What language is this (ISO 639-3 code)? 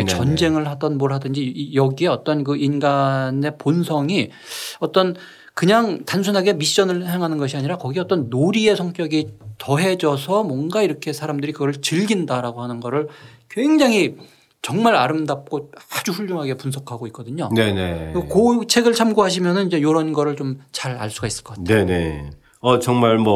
kor